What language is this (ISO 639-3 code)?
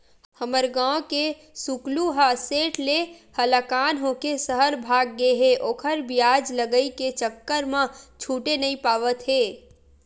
hne